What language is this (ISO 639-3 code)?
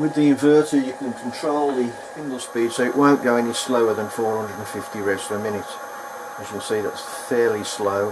eng